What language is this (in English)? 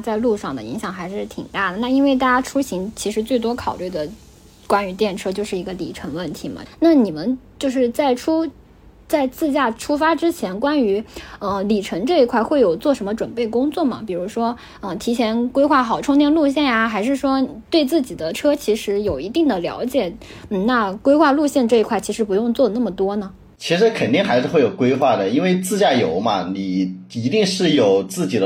Chinese